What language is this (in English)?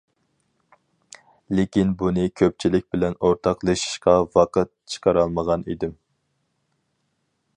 Uyghur